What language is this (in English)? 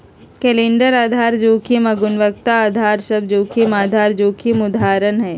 Magahi